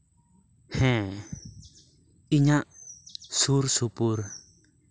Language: Santali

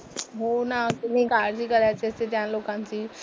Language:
Marathi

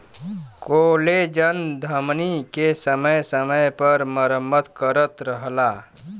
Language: Bhojpuri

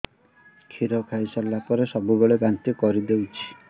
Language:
Odia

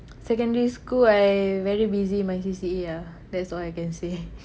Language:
English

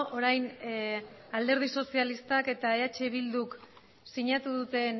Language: Basque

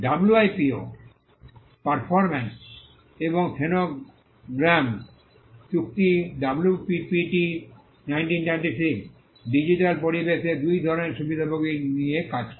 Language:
Bangla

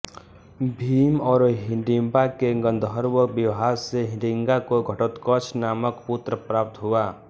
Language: Hindi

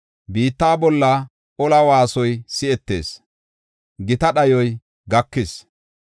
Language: Gofa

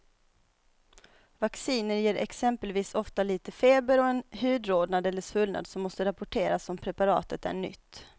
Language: Swedish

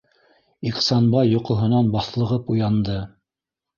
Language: Bashkir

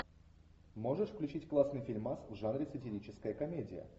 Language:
Russian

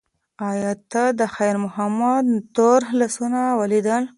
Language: Pashto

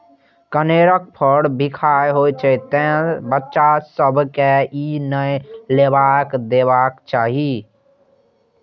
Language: Maithili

